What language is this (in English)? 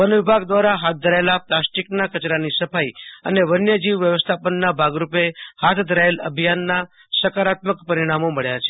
Gujarati